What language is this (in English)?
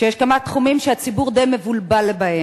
Hebrew